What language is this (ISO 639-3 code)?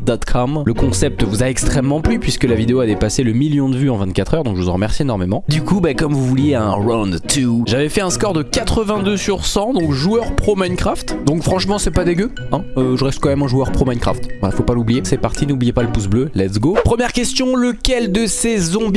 fra